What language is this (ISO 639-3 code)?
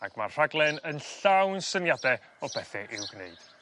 cym